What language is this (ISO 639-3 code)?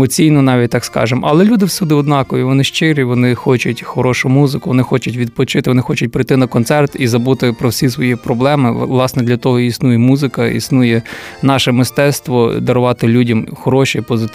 ukr